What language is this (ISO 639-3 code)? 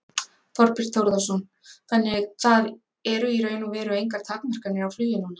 isl